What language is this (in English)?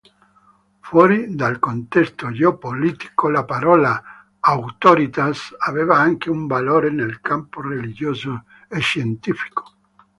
Italian